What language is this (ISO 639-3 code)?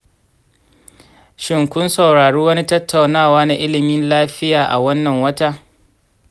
hau